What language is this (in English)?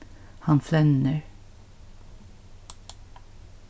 Faroese